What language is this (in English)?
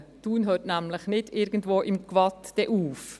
Swiss German